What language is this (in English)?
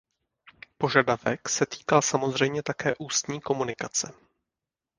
Czech